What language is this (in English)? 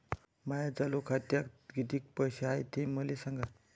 Marathi